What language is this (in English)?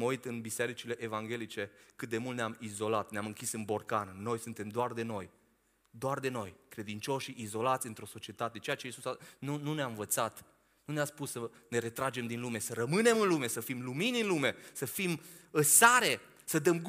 Romanian